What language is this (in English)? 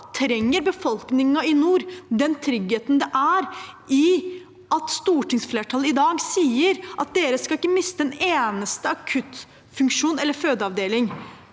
Norwegian